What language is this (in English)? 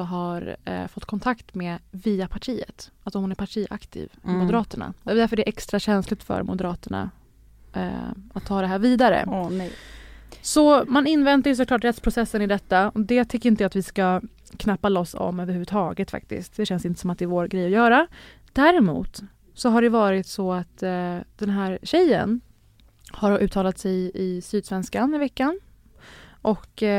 Swedish